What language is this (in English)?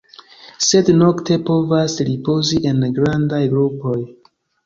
Esperanto